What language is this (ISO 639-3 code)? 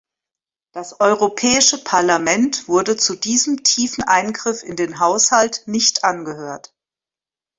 deu